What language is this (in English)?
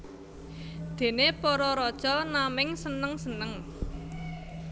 Javanese